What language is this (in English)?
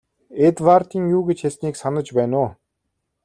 Mongolian